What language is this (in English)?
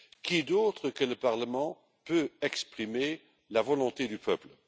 French